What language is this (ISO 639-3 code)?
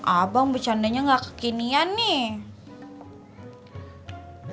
ind